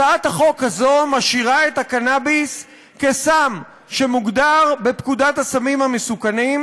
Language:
Hebrew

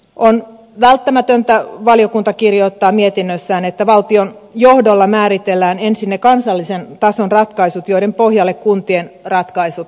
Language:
Finnish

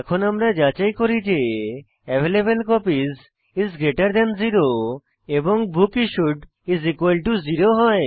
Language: Bangla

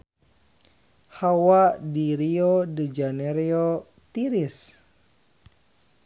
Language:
Sundanese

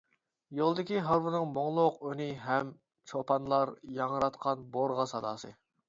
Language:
Uyghur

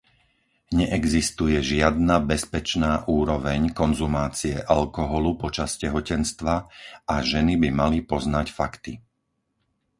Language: Slovak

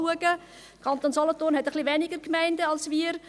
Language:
Swiss German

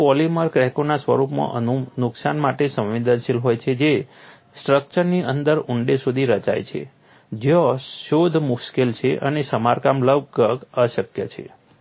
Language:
Gujarati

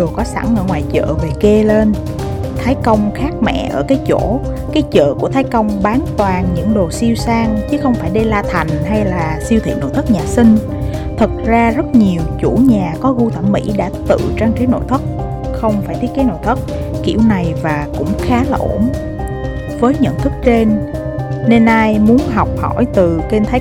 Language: Vietnamese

